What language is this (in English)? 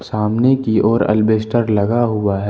Hindi